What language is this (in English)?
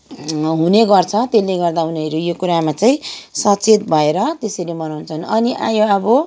Nepali